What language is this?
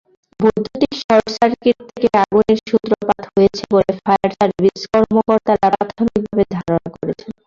Bangla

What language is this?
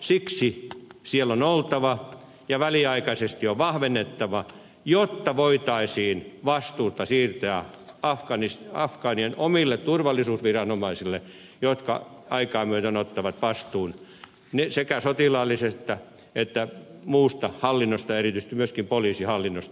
Finnish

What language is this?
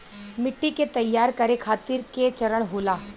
Bhojpuri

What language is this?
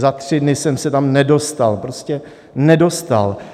Czech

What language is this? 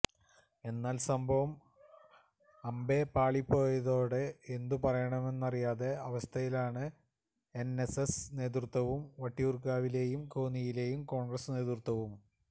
Malayalam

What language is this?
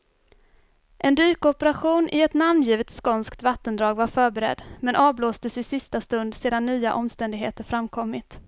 Swedish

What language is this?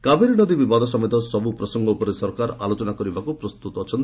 Odia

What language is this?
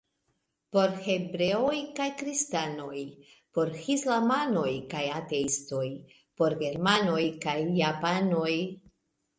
Esperanto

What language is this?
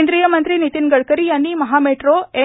Marathi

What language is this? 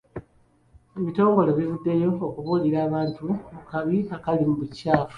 Ganda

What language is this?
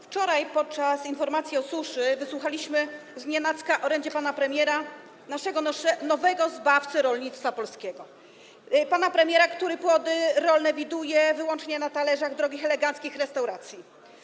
Polish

